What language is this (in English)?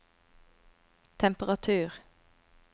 Norwegian